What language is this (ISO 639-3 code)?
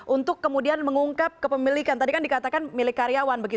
ind